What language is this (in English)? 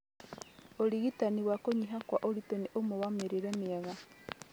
Kikuyu